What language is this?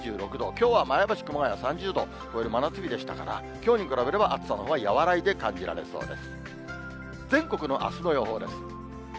Japanese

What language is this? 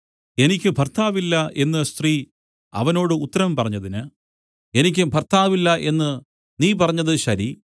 Malayalam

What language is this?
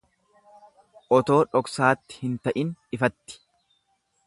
Oromo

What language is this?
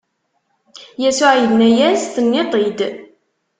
Kabyle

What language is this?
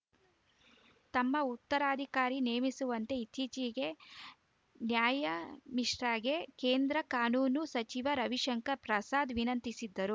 Kannada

